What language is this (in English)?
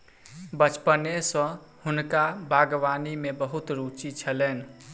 Maithili